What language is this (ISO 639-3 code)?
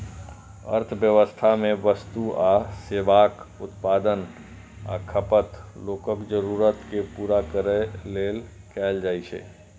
mai